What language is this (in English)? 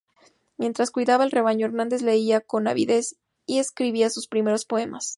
Spanish